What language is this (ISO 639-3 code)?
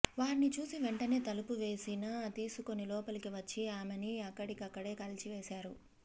tel